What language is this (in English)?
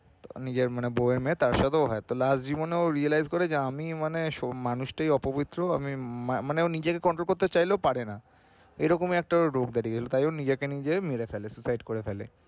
Bangla